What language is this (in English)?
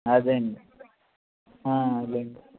Telugu